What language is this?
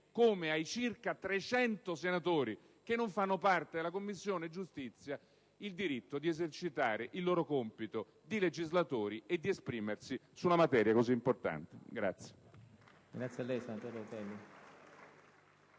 Italian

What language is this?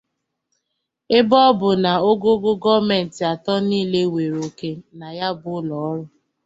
Igbo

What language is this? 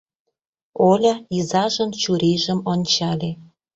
Mari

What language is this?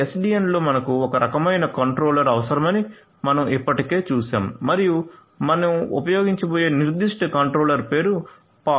Telugu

